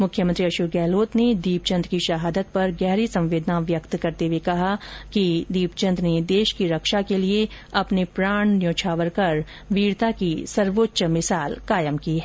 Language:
Hindi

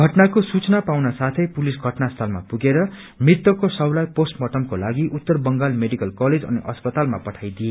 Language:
Nepali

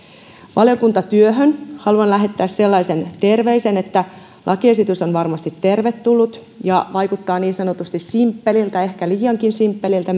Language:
Finnish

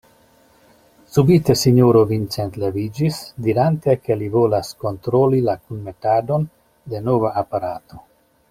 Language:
Esperanto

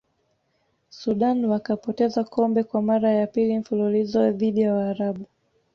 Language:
Swahili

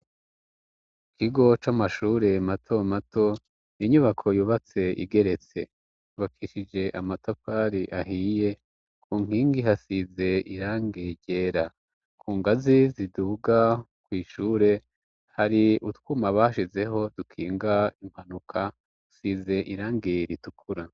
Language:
Rundi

